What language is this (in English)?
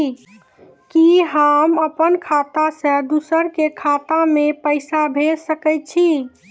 Maithili